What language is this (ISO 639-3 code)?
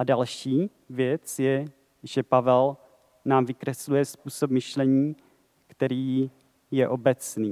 ces